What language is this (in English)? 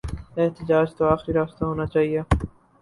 Urdu